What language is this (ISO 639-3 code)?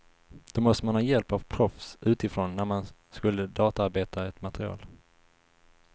swe